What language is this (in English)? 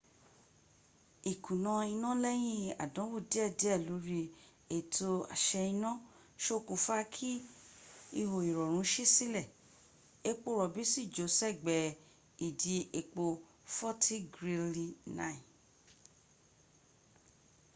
Yoruba